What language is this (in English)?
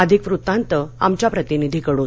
Marathi